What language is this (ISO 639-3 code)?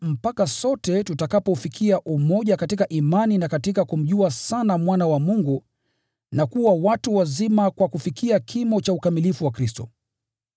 swa